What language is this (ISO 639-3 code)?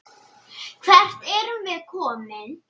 isl